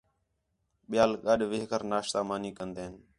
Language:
Khetrani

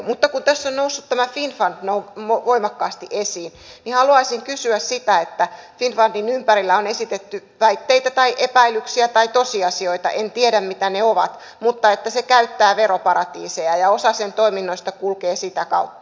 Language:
Finnish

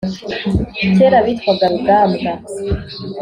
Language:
Kinyarwanda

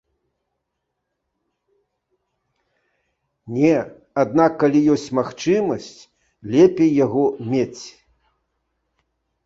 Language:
Belarusian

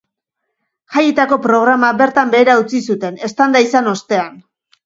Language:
Basque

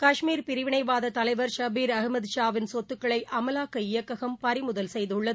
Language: Tamil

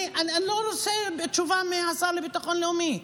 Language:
Hebrew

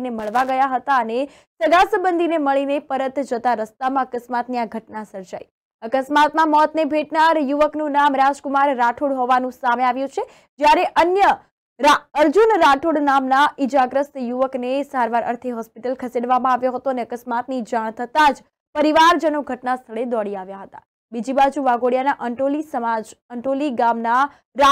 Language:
Gujarati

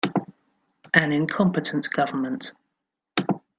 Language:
English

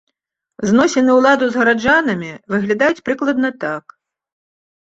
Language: Belarusian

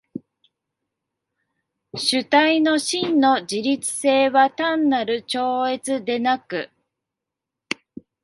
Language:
Japanese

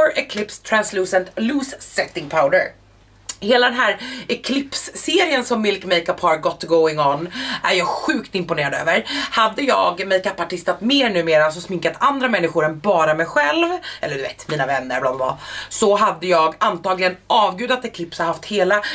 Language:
Swedish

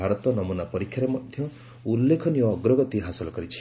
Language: Odia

